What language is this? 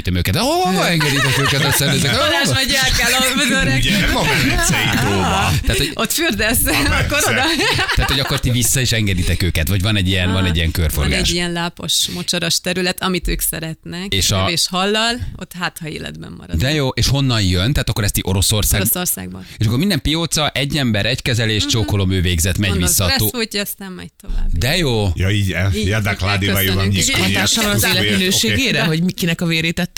Hungarian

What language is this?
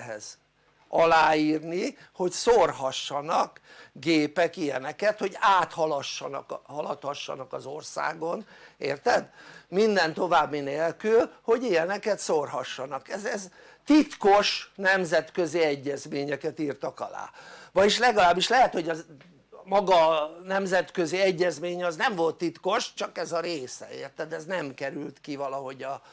Hungarian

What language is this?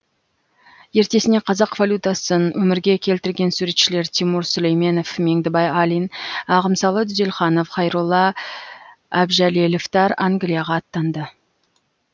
Kazakh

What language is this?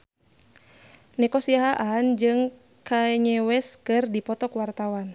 Sundanese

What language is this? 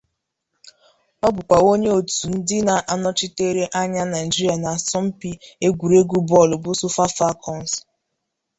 Igbo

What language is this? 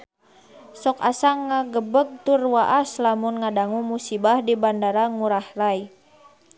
Sundanese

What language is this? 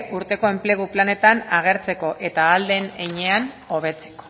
Basque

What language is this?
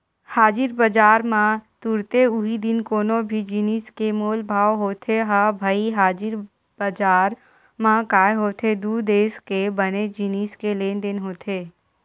Chhattisgarhi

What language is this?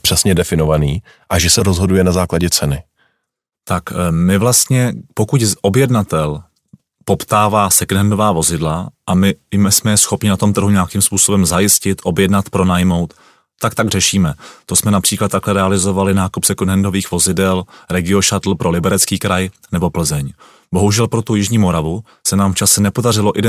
Czech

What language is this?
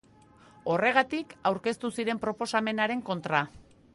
Basque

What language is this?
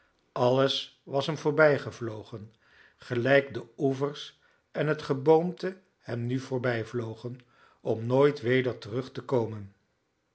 Dutch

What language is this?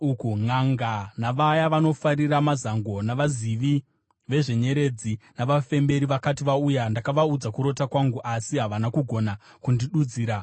Shona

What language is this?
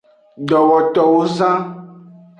Aja (Benin)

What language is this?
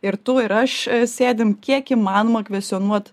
Lithuanian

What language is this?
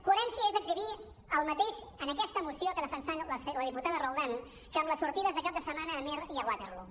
Catalan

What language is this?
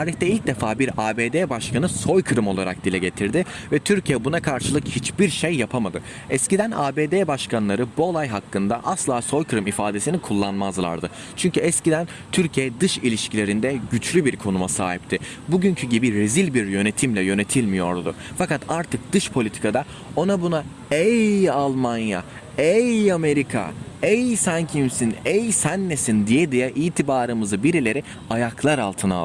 Turkish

